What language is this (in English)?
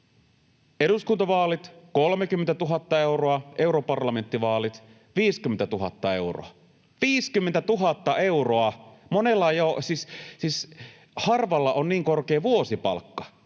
Finnish